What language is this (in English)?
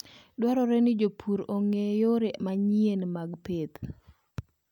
Luo (Kenya and Tanzania)